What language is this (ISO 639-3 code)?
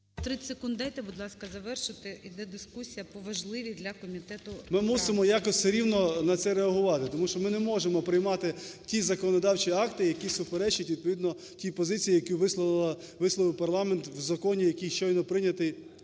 ukr